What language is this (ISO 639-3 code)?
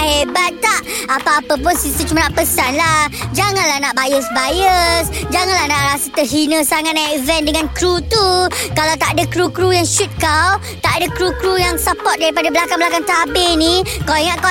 msa